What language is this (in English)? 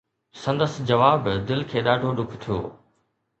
Sindhi